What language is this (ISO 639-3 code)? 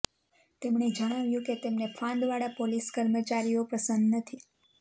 guj